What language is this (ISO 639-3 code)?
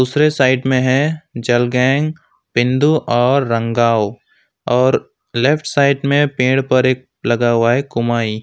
hin